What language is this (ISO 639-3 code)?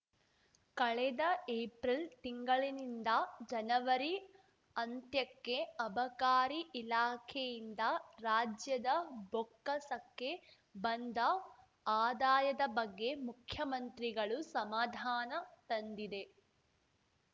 kan